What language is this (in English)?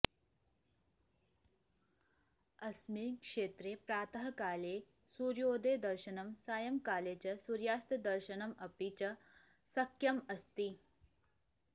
Sanskrit